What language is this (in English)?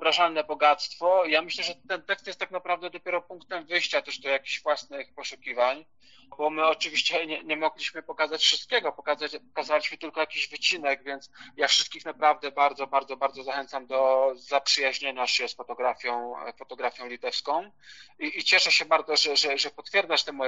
Polish